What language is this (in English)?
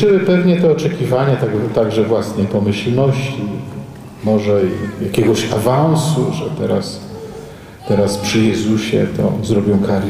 Polish